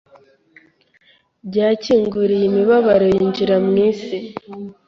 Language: Kinyarwanda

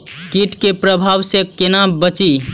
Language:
Maithili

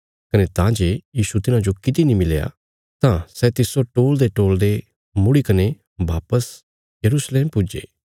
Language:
Bilaspuri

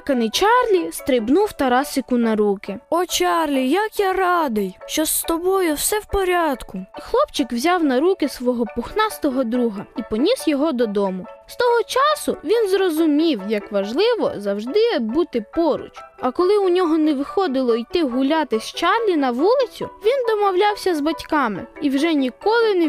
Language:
Ukrainian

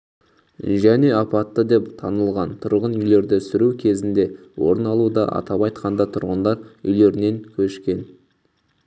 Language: Kazakh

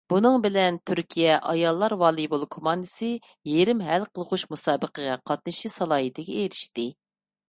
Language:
Uyghur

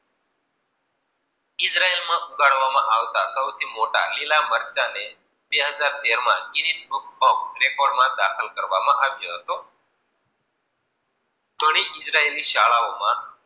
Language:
Gujarati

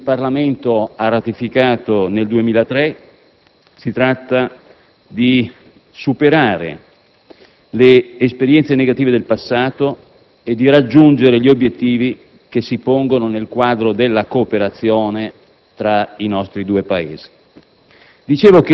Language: Italian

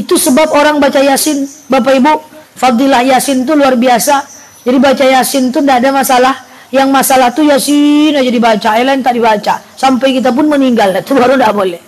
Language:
Indonesian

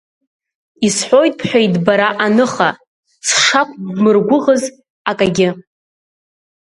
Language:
Abkhazian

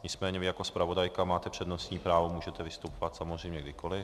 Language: Czech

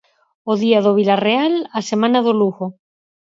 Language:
Galician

